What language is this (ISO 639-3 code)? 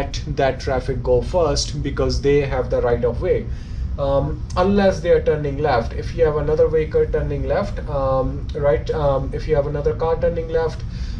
eng